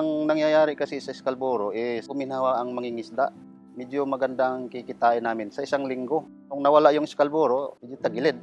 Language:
Filipino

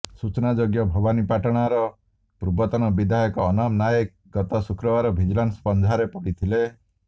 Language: Odia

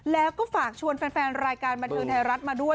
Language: Thai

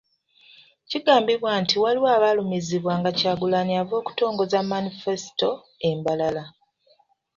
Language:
Ganda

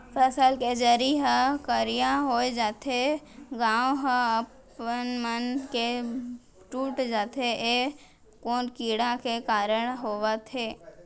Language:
Chhattisgarhi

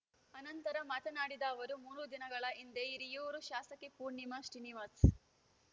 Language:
Kannada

